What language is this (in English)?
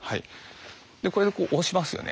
Japanese